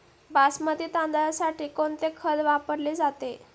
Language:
Marathi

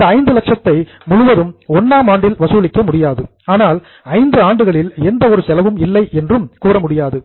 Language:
Tamil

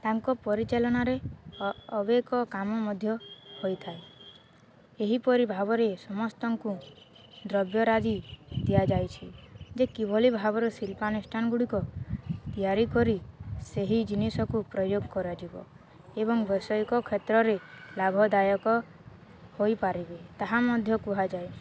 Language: Odia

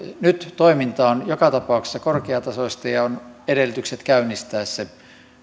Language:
Finnish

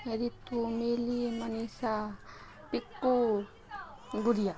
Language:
Maithili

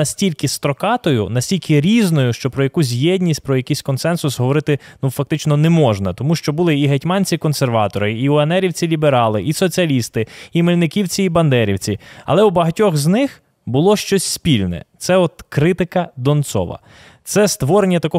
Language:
Ukrainian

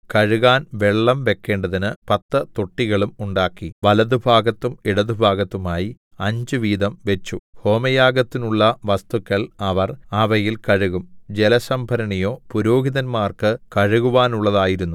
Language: Malayalam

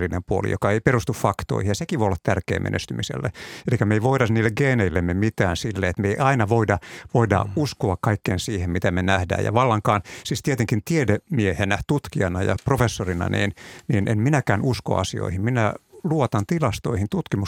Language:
Finnish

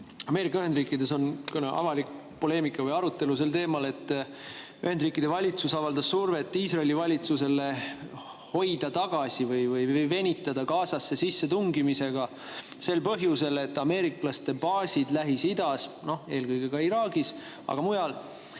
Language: Estonian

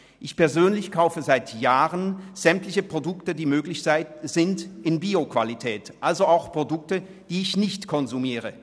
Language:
Swiss German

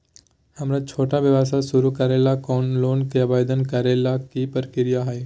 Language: Magahi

